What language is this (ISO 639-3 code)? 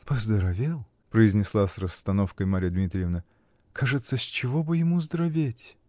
rus